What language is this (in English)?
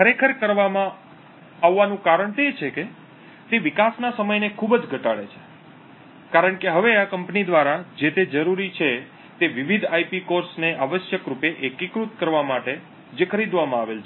Gujarati